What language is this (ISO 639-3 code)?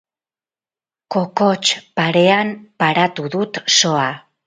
eus